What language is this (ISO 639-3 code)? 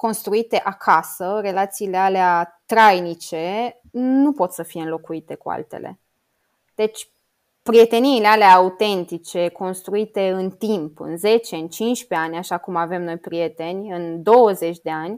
ron